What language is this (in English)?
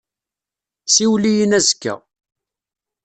Kabyle